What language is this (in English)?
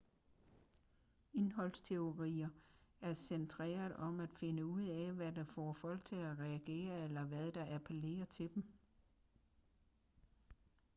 Danish